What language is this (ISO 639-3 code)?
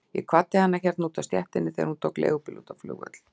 isl